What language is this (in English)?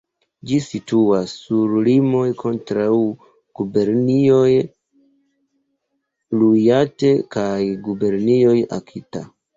Esperanto